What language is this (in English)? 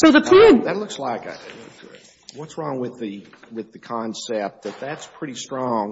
English